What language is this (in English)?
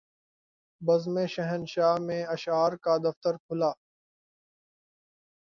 Urdu